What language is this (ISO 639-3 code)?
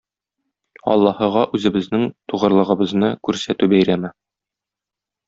tat